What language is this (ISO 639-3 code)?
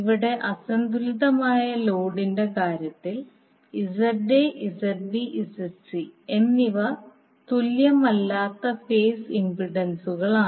mal